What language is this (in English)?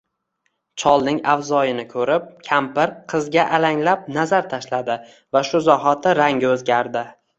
Uzbek